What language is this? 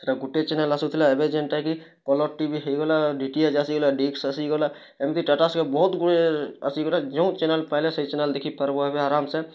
Odia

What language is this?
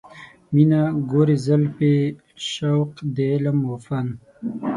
Pashto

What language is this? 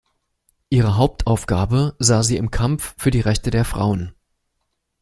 German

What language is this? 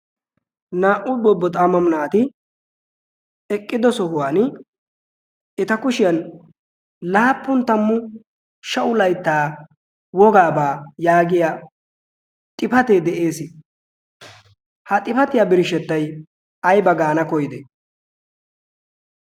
Wolaytta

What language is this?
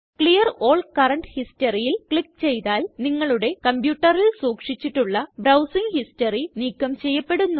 Malayalam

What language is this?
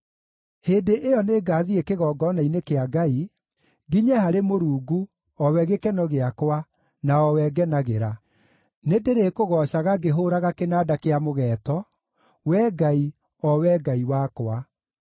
Kikuyu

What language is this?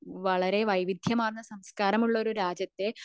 Malayalam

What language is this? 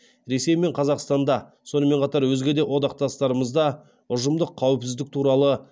Kazakh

